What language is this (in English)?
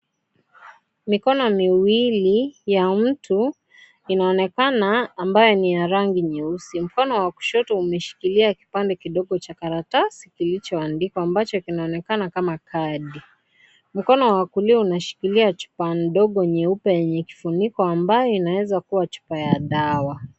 Swahili